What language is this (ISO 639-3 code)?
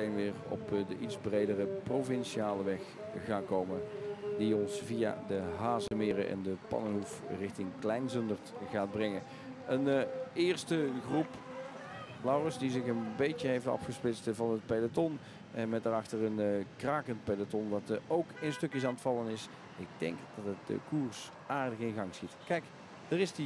nld